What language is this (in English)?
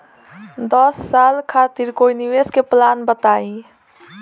Bhojpuri